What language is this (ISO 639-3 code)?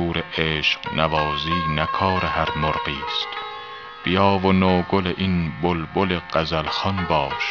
fas